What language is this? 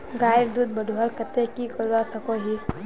Magahi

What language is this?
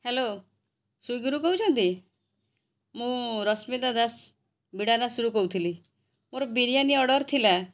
Odia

